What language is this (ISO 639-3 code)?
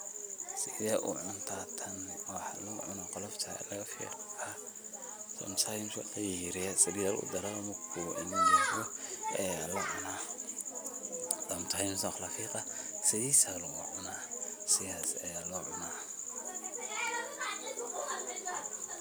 som